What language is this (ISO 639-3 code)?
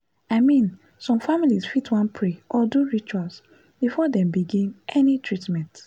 pcm